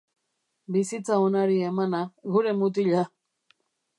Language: Basque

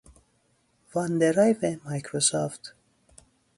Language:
Persian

